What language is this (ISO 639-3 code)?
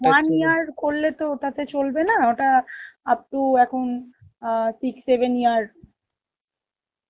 ben